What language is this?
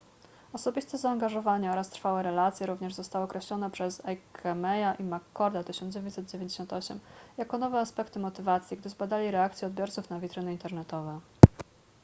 Polish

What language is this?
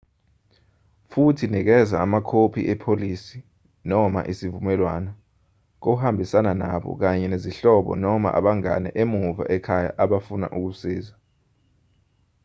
Zulu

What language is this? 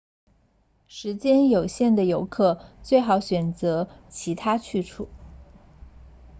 Chinese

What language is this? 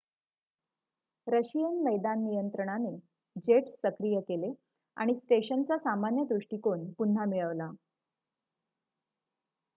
Marathi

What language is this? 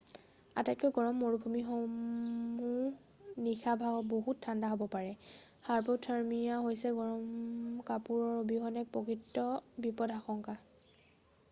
Assamese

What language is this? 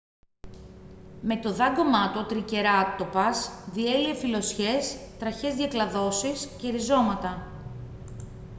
Greek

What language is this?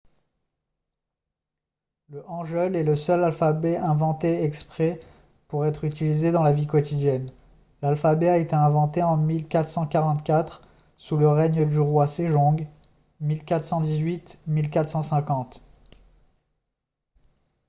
French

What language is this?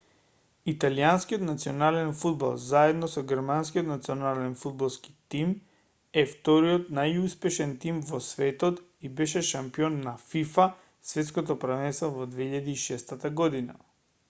Macedonian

